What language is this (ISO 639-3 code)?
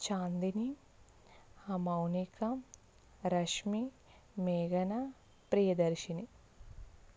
tel